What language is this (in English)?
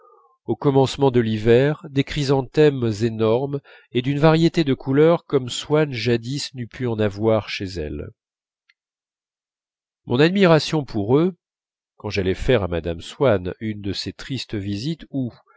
French